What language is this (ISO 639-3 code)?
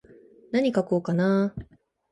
jpn